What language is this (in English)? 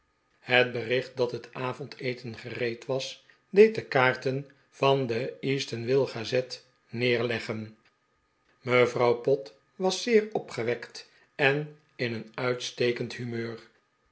Dutch